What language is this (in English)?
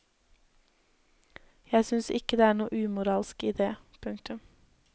Norwegian